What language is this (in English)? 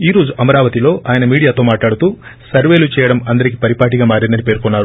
Telugu